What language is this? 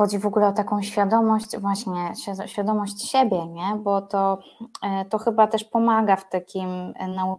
Polish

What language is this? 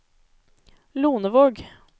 Norwegian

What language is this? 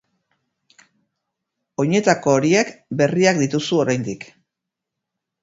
Basque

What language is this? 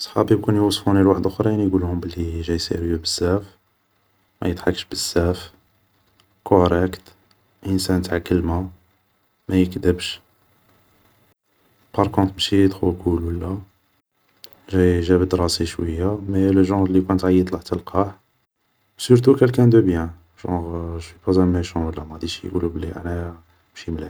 Algerian Arabic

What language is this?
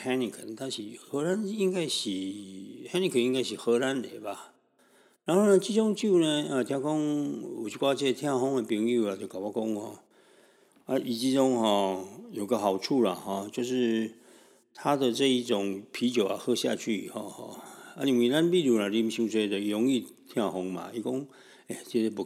Chinese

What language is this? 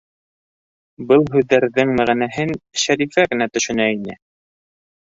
Bashkir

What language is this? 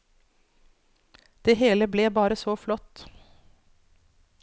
Norwegian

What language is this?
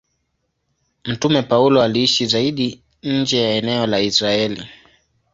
Swahili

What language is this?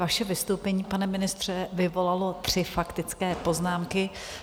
Czech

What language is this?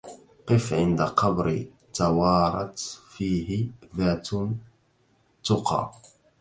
Arabic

